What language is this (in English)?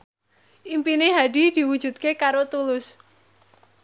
Javanese